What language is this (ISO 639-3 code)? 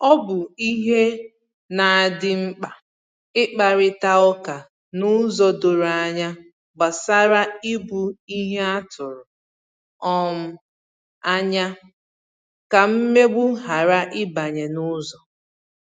ibo